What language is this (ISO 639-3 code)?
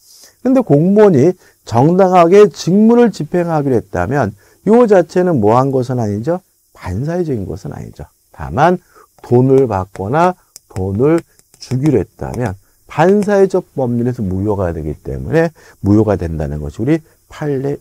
kor